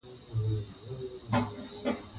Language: Pashto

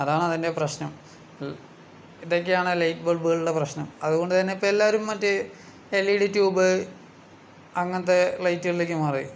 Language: Malayalam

